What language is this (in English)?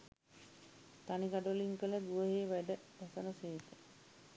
Sinhala